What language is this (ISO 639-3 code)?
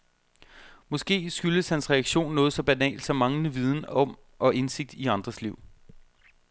dan